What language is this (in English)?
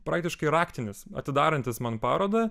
Lithuanian